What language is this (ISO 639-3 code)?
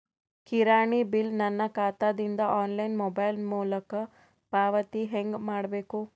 kan